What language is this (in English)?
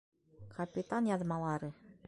Bashkir